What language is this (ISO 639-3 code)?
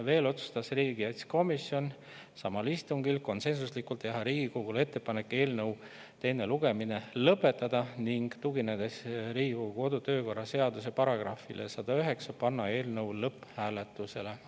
est